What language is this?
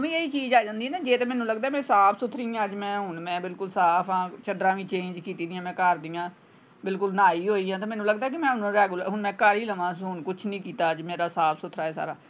Punjabi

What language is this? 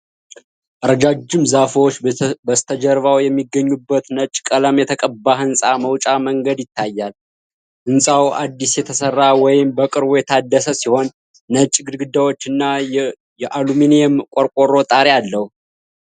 Amharic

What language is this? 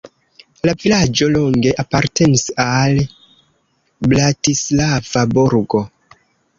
Esperanto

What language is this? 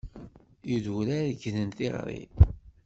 Kabyle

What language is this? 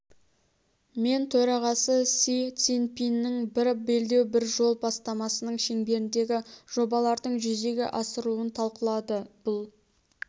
Kazakh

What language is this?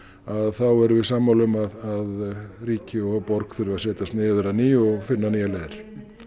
Icelandic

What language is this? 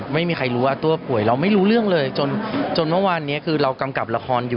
Thai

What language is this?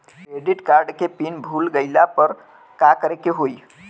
Bhojpuri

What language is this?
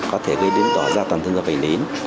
Vietnamese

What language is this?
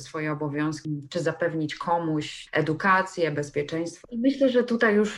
Polish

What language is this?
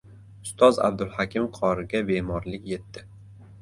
Uzbek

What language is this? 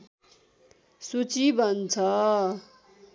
Nepali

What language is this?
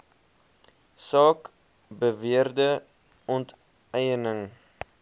Afrikaans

